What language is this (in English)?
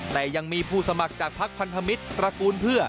Thai